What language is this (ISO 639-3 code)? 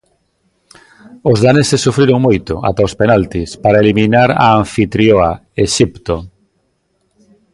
glg